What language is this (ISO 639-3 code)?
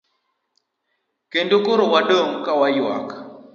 luo